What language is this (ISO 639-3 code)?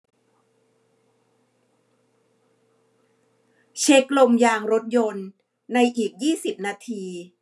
tha